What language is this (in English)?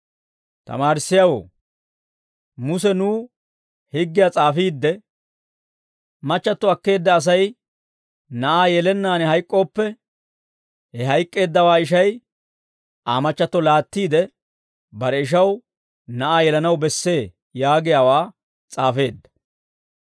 Dawro